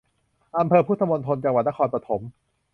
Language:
Thai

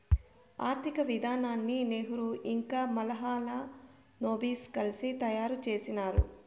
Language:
Telugu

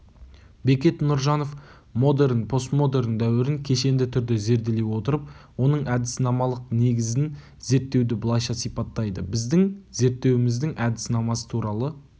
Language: Kazakh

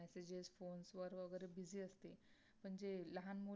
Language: Marathi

